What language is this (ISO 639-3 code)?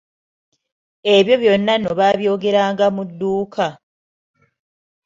lug